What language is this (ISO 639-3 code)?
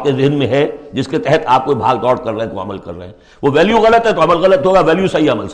urd